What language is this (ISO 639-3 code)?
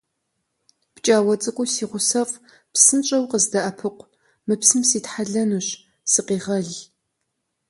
kbd